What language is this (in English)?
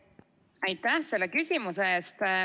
Estonian